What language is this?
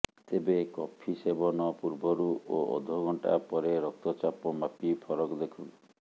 Odia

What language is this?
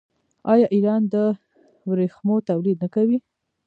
Pashto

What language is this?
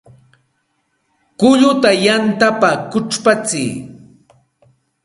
Santa Ana de Tusi Pasco Quechua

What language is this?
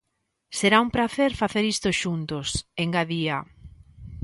Galician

